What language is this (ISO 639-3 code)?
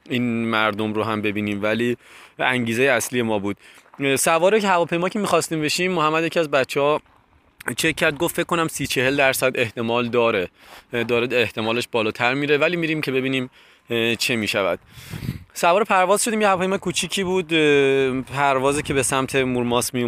fas